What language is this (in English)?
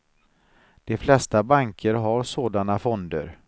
Swedish